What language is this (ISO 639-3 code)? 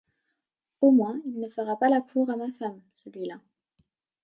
fra